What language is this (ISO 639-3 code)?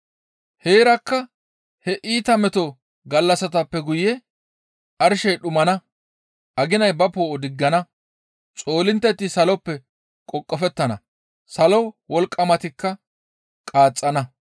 gmv